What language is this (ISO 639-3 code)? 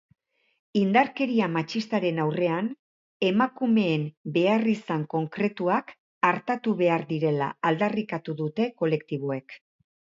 eus